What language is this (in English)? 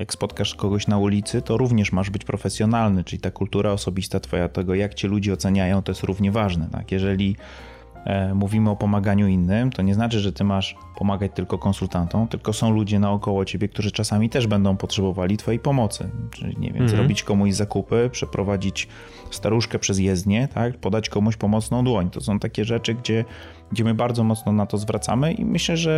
Polish